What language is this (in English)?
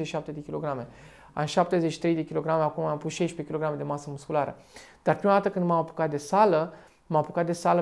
Romanian